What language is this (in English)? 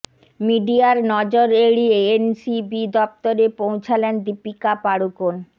Bangla